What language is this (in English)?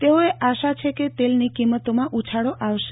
Gujarati